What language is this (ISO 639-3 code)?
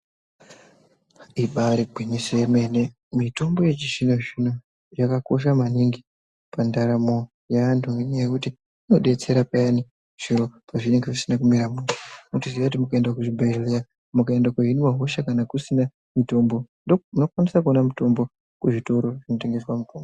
ndc